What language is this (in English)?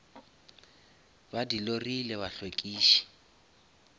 Northern Sotho